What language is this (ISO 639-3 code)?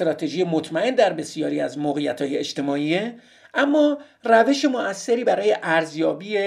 fas